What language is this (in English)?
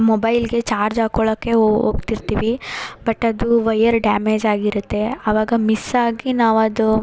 Kannada